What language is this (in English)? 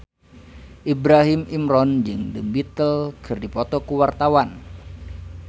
Sundanese